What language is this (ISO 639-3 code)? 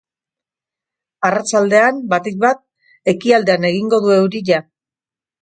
eus